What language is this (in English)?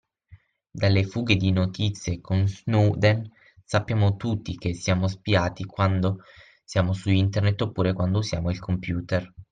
Italian